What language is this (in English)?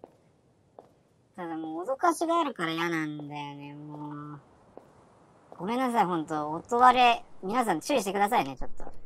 Japanese